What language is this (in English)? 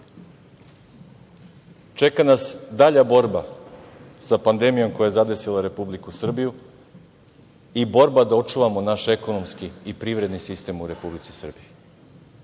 Serbian